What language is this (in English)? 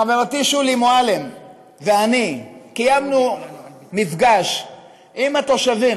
Hebrew